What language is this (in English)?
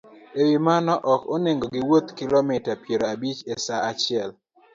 Luo (Kenya and Tanzania)